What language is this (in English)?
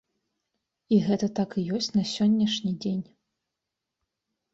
Belarusian